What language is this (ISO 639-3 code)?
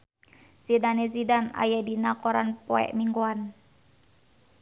sun